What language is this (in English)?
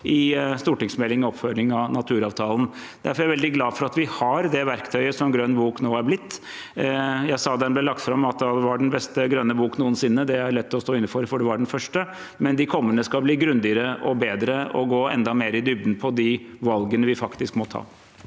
Norwegian